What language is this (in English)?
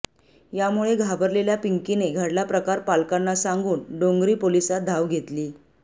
Marathi